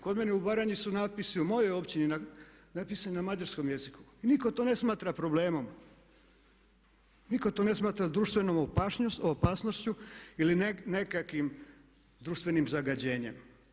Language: Croatian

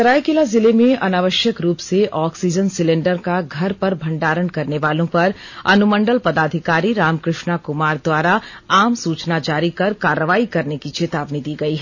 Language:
Hindi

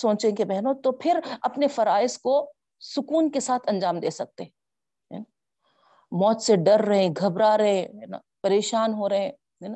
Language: Urdu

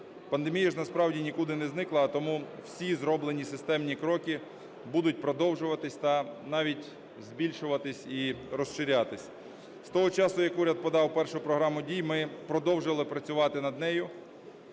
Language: Ukrainian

